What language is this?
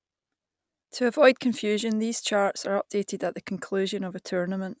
English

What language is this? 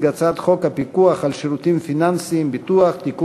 Hebrew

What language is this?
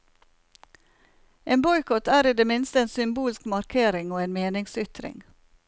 Norwegian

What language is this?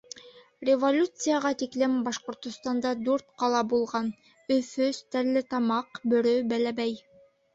Bashkir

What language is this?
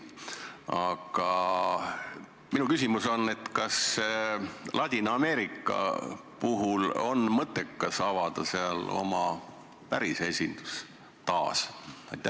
Estonian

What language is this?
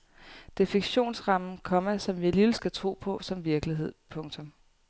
Danish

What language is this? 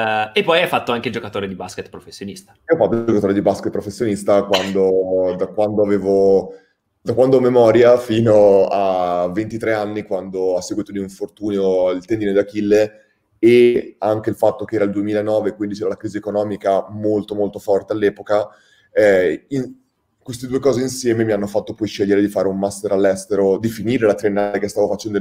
Italian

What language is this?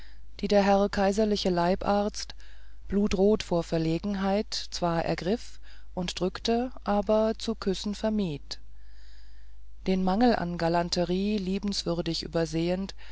German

